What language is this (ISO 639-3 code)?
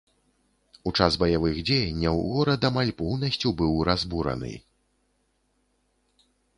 bel